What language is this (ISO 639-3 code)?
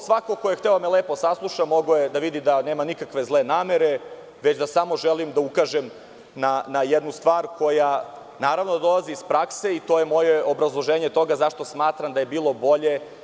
srp